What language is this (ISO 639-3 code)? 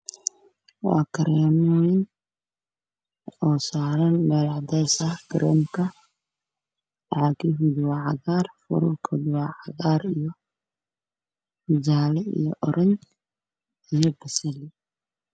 som